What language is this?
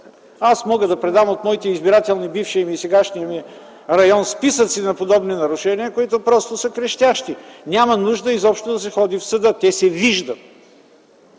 Bulgarian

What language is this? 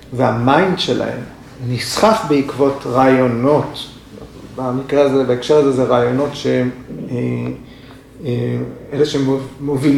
Hebrew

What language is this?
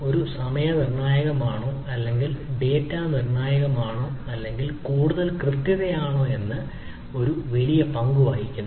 Malayalam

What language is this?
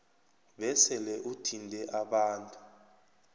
South Ndebele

